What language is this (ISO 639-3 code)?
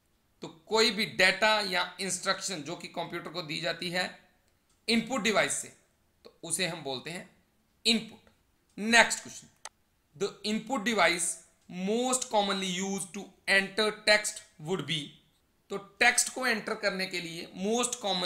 hin